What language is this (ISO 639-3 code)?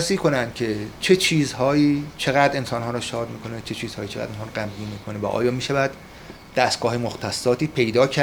fas